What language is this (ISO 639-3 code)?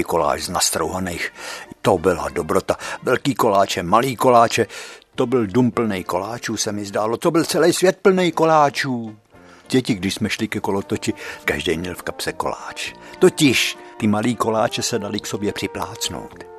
ces